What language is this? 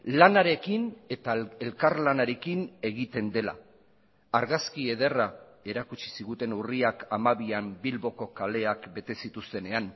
Basque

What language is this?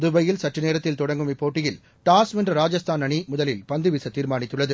Tamil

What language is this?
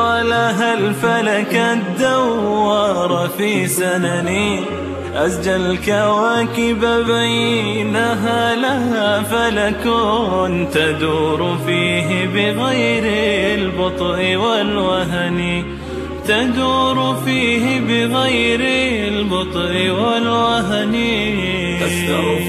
Arabic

